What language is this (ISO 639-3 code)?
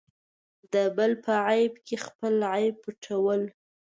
pus